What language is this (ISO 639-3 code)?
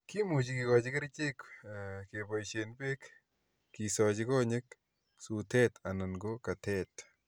kln